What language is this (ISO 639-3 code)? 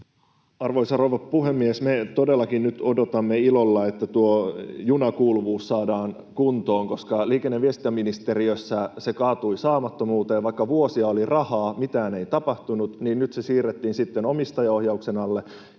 fin